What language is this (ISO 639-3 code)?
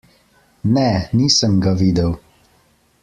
slv